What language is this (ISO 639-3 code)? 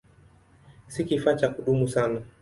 swa